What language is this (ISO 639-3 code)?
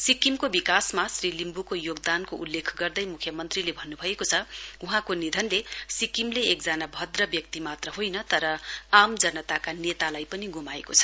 nep